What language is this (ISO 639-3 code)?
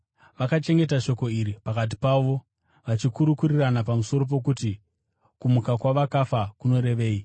sna